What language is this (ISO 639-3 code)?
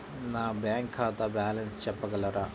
tel